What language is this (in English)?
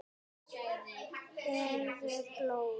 Icelandic